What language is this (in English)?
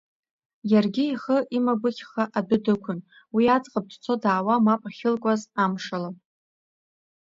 Abkhazian